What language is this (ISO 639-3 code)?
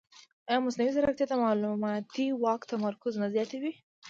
pus